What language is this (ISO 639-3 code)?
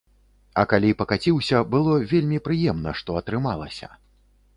bel